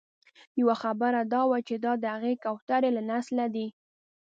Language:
Pashto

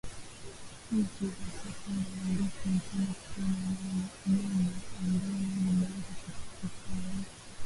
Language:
Swahili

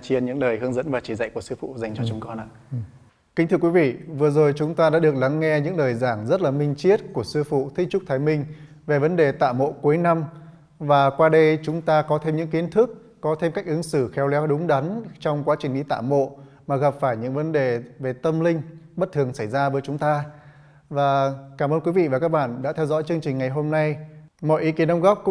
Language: Vietnamese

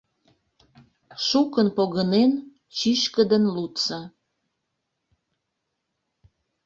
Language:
Mari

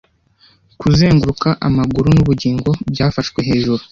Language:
Kinyarwanda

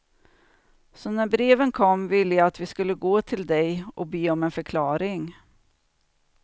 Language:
Swedish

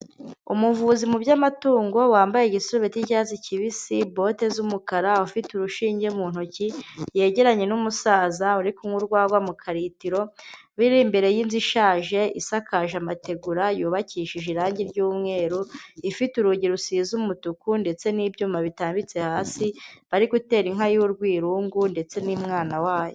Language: Kinyarwanda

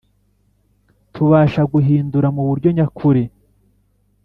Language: Kinyarwanda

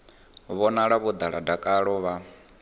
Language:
Venda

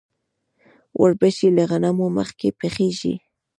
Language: Pashto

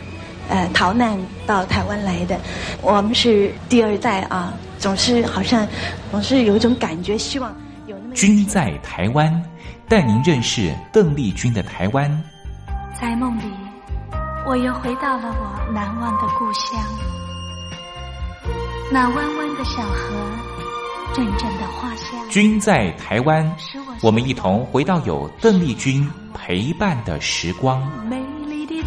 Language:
Chinese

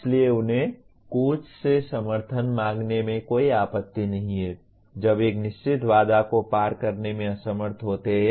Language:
Hindi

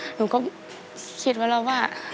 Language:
Thai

